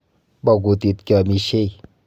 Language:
Kalenjin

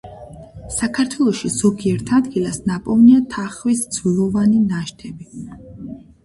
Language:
Georgian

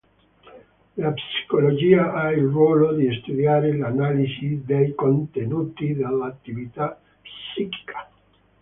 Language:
Italian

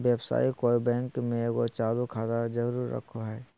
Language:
Magahi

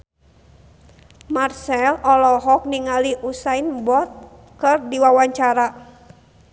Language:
Sundanese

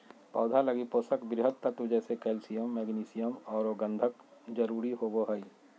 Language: Magahi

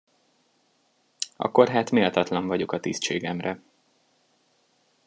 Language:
Hungarian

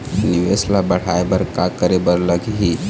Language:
Chhattisgarhi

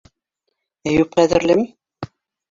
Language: Bashkir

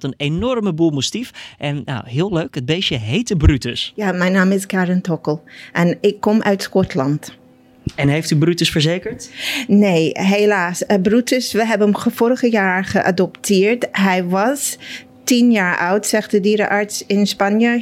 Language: Dutch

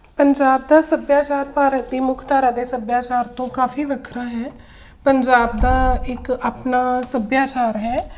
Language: Punjabi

